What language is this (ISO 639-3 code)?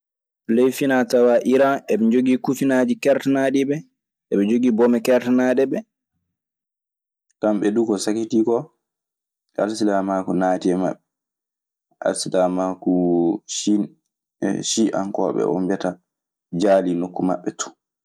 ffm